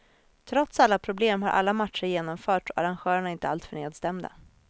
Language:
Swedish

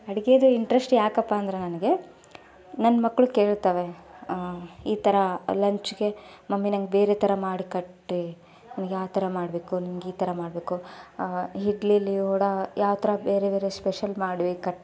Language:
Kannada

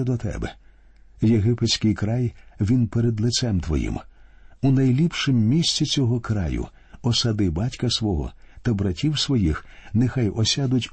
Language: Ukrainian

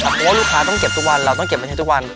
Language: Thai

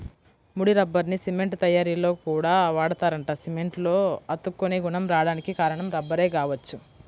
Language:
Telugu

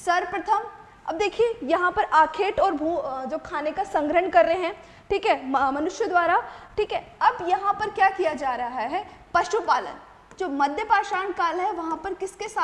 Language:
Hindi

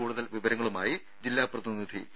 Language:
Malayalam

